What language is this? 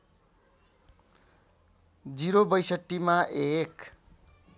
Nepali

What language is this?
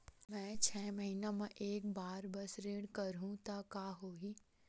Chhattisgarhi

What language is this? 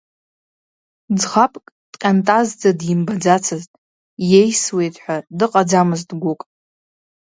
Abkhazian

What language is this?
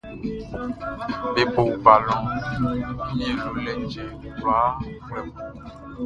Baoulé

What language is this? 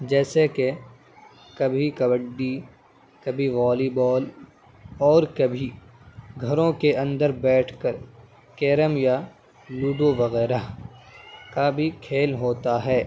Urdu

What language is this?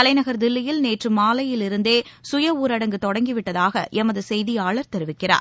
Tamil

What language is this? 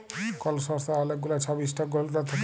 Bangla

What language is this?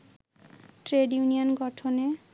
Bangla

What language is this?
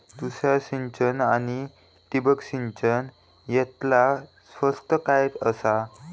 Marathi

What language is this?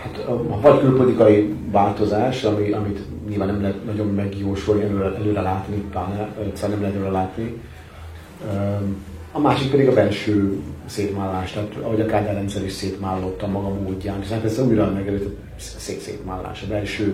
Hungarian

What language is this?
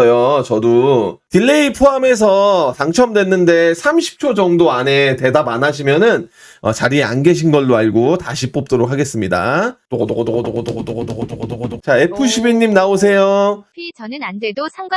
Korean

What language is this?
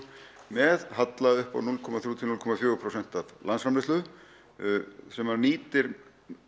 Icelandic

